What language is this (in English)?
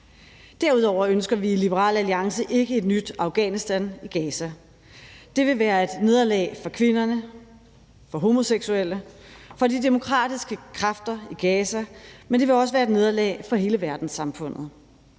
Danish